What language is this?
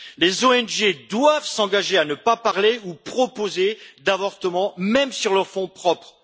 French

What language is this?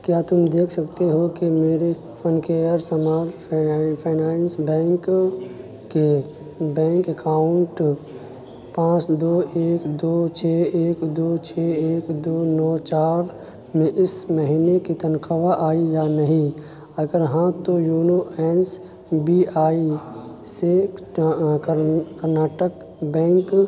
Urdu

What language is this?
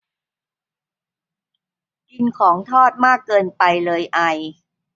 Thai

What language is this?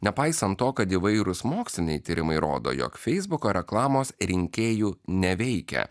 Lithuanian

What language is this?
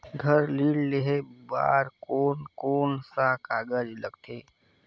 Chhattisgarhi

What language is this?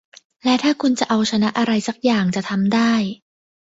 Thai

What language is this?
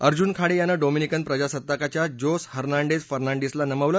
Marathi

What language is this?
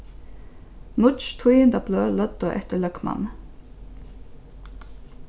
Faroese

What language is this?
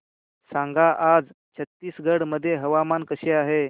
Marathi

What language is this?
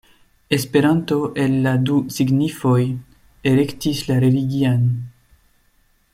Esperanto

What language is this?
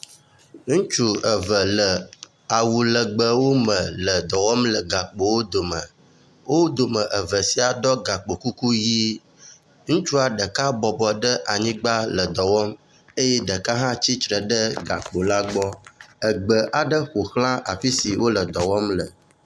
Ewe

